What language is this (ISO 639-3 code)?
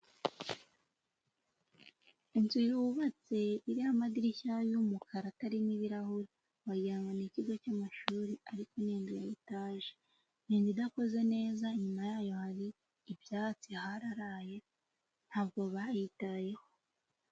kin